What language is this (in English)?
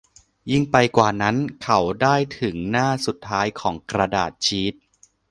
Thai